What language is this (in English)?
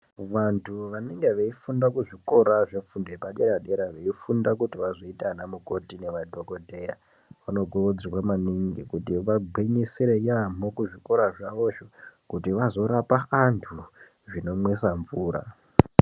Ndau